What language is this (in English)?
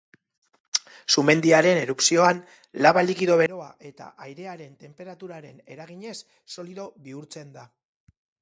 Basque